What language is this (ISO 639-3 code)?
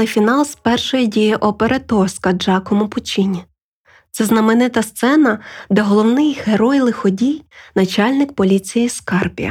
ukr